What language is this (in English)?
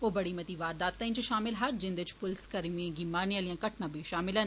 Dogri